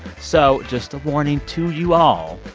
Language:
English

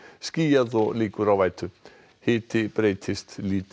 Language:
Icelandic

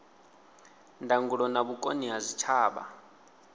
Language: Venda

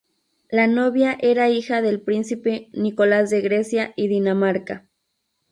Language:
Spanish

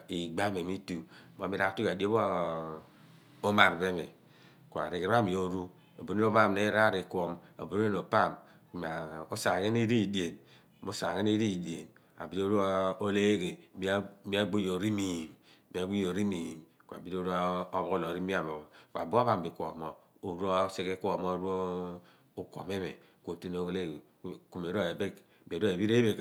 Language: Abua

